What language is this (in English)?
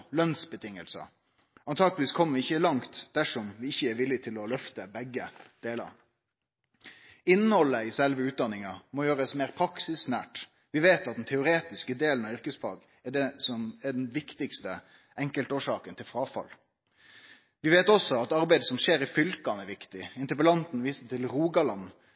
Norwegian Nynorsk